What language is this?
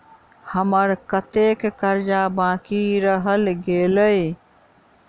Maithili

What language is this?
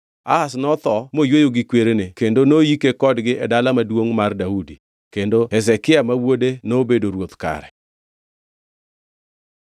Luo (Kenya and Tanzania)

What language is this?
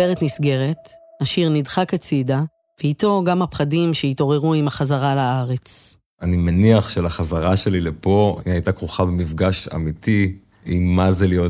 Hebrew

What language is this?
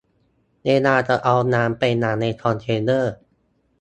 Thai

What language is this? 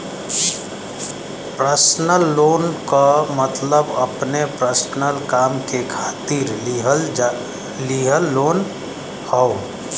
Bhojpuri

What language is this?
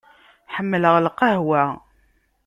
Kabyle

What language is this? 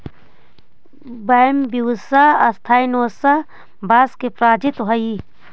Magahi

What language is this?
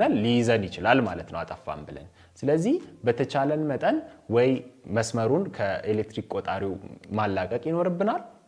Turkish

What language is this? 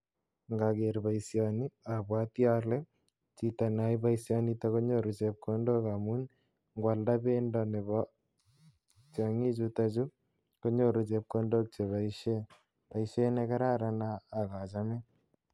Kalenjin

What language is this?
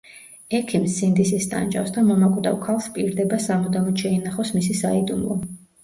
Georgian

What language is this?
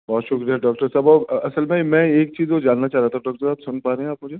Urdu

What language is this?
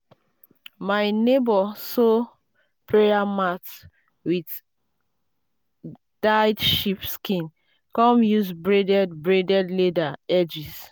Nigerian Pidgin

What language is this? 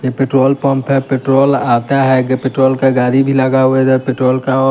Hindi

